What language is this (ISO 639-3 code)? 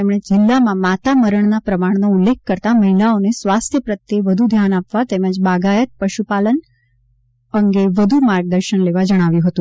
guj